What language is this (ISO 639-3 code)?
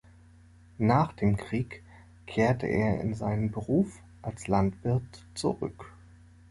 deu